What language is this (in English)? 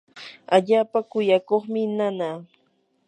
Yanahuanca Pasco Quechua